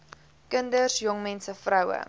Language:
Afrikaans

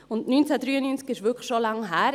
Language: Swiss German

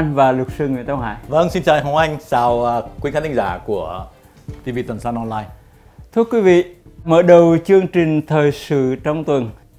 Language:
Vietnamese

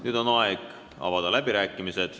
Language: Estonian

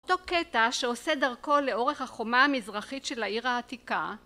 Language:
Hebrew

